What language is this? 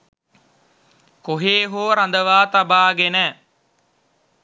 Sinhala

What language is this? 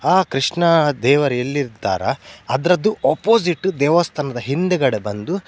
Kannada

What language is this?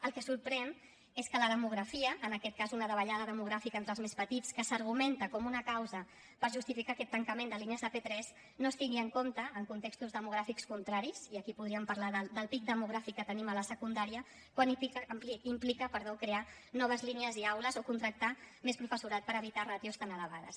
Catalan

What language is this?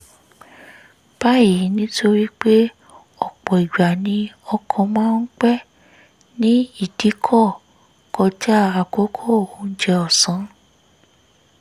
Yoruba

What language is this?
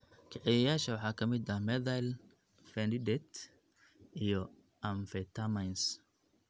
Somali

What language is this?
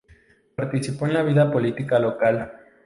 Spanish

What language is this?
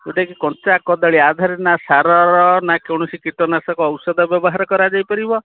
Odia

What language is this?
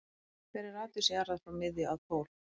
Icelandic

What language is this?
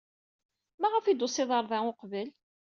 Kabyle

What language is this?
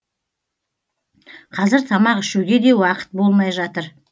Kazakh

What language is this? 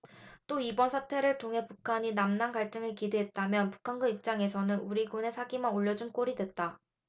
Korean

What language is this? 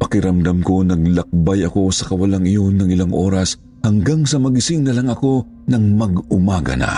Filipino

